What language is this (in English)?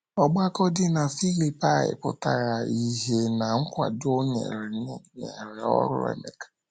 Igbo